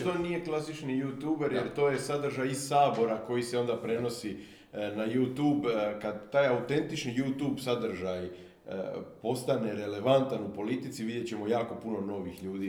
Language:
Croatian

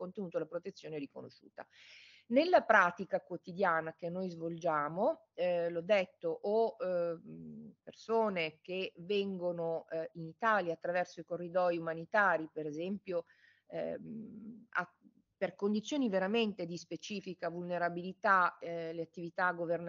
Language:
Italian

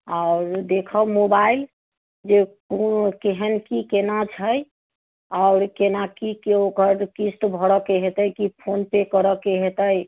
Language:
Maithili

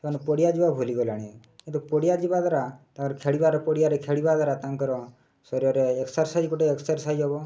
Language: Odia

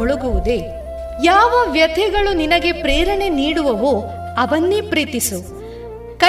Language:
Kannada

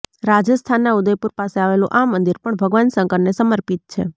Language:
Gujarati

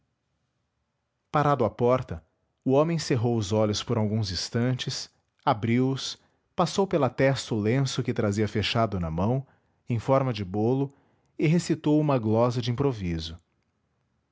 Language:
Portuguese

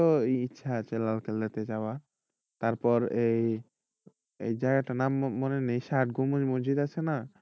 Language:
Bangla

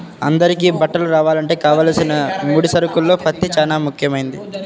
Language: Telugu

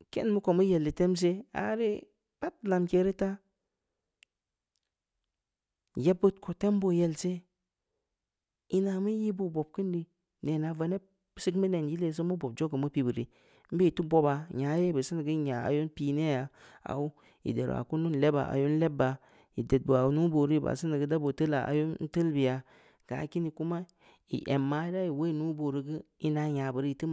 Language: Samba Leko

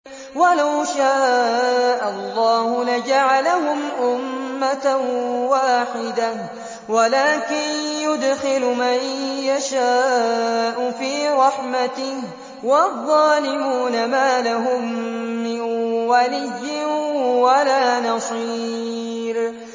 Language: Arabic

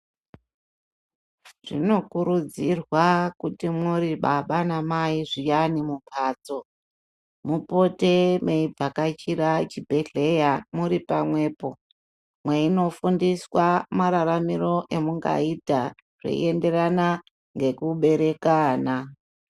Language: Ndau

